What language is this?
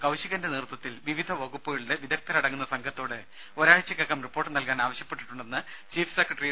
Malayalam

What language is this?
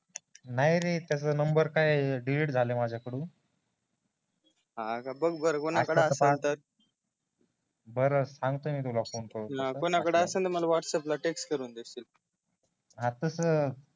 Marathi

